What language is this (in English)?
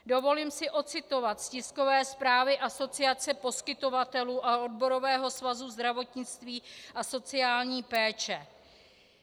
Czech